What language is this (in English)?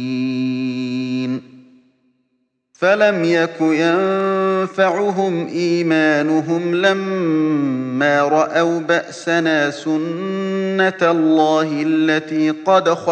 Arabic